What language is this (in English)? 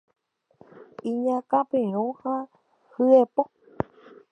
Guarani